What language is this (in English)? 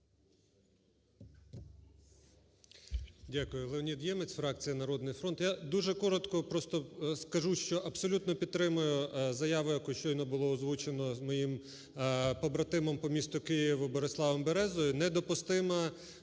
Ukrainian